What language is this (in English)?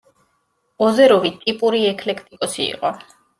Georgian